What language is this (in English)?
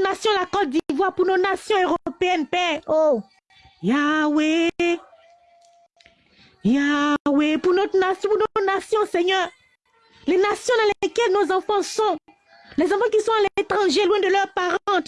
French